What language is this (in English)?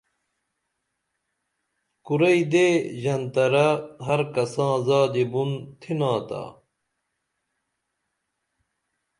Dameli